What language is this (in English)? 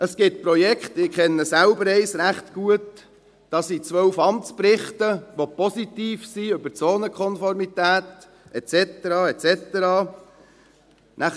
Swiss German